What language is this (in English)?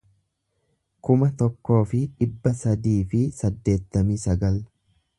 Oromo